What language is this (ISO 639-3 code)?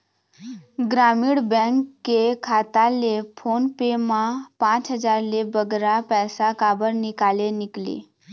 hne